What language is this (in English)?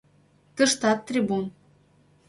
Mari